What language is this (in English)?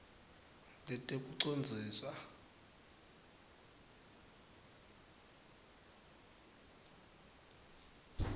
Swati